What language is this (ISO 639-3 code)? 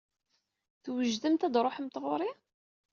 kab